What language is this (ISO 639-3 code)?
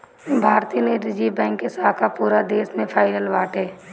bho